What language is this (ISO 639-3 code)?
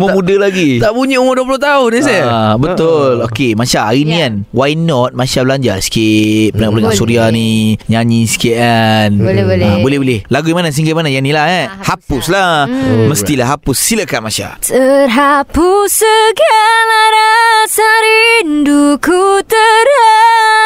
msa